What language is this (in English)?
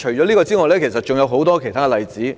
Cantonese